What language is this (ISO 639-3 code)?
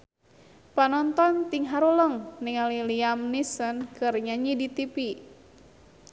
sun